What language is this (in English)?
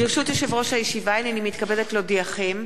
Hebrew